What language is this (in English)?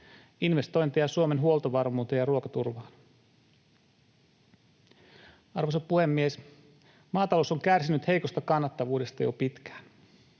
Finnish